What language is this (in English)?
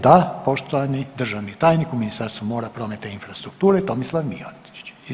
Croatian